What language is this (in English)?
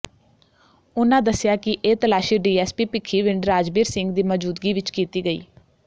Punjabi